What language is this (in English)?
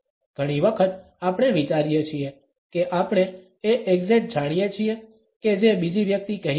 Gujarati